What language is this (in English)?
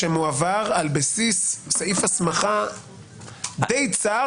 Hebrew